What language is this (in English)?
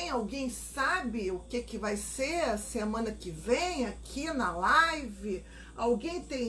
Portuguese